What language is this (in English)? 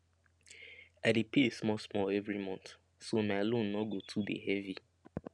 Nigerian Pidgin